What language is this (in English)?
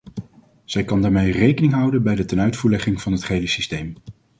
Dutch